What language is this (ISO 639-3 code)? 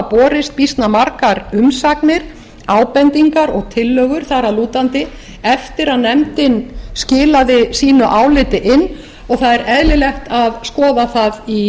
isl